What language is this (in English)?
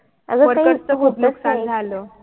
Marathi